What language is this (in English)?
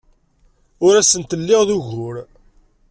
Kabyle